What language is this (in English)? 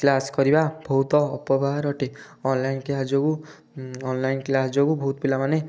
Odia